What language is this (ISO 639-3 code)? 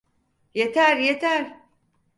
tur